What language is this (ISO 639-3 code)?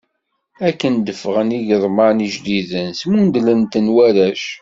kab